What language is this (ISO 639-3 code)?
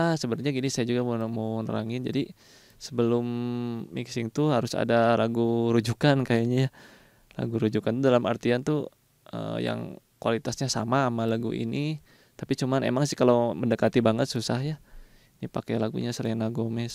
ind